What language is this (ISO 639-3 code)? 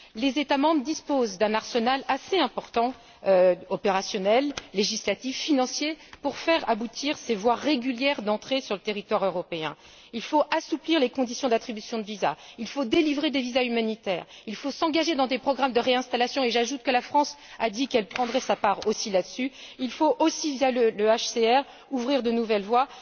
fra